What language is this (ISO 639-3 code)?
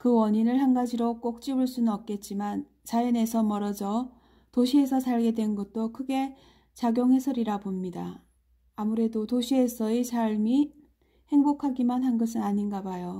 kor